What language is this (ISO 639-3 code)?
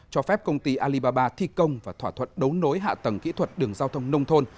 vie